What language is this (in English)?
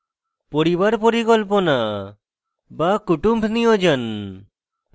Bangla